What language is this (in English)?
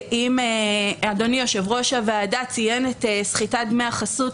Hebrew